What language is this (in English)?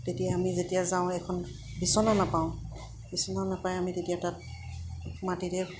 Assamese